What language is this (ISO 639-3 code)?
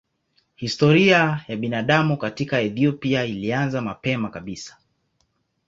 swa